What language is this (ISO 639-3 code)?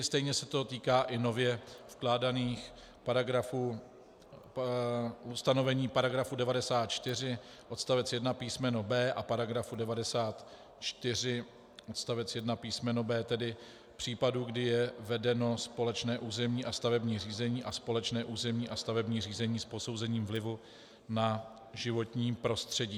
ces